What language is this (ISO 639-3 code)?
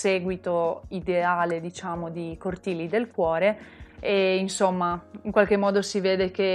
ita